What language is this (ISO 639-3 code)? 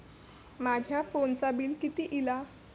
mar